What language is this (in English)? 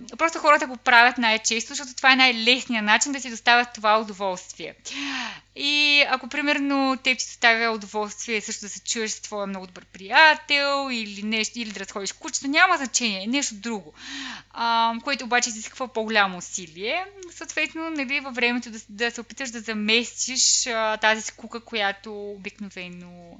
Bulgarian